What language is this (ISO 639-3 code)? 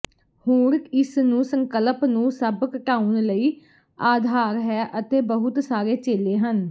pan